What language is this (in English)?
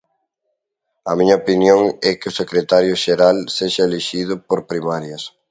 Galician